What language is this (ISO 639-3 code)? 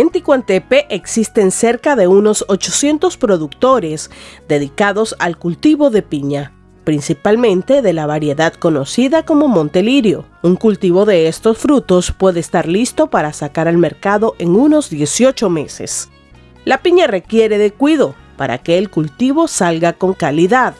spa